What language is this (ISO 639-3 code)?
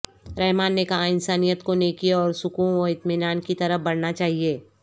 urd